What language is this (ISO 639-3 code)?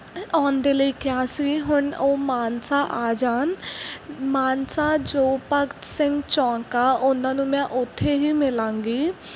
pan